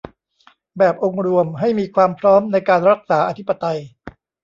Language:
Thai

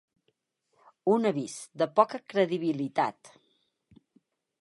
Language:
Catalan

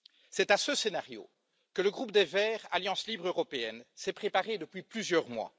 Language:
French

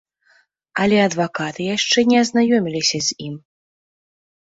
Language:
Belarusian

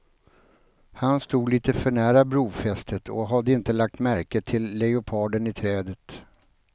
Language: Swedish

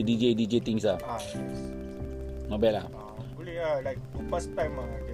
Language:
Malay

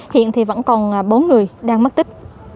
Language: Vietnamese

